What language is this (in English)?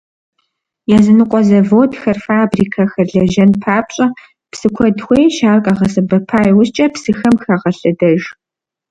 Kabardian